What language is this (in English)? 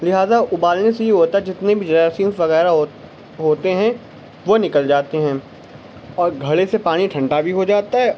Urdu